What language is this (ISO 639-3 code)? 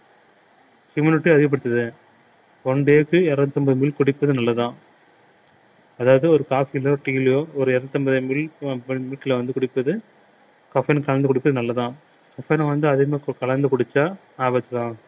tam